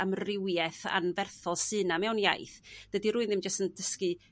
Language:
Welsh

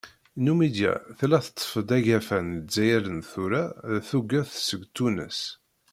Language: Kabyle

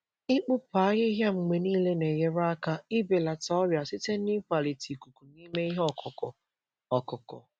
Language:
Igbo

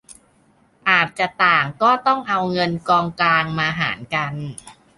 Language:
Thai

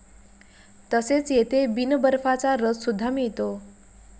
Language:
Marathi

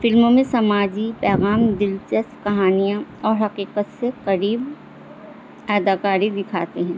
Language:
Urdu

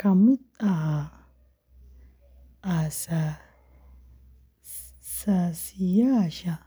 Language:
Somali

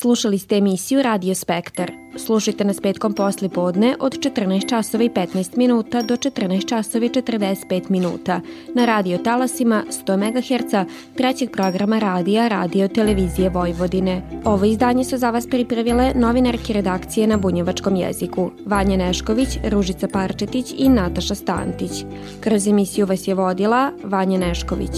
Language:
Croatian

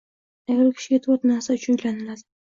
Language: Uzbek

